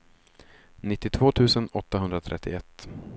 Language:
Swedish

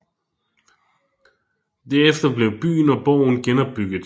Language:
Danish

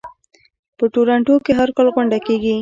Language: Pashto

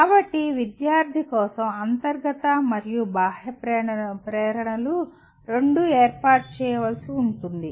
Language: Telugu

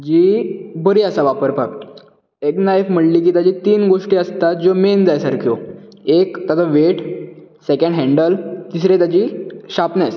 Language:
Konkani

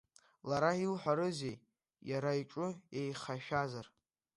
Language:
Abkhazian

